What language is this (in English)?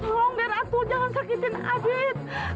Indonesian